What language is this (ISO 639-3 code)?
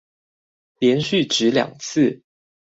zho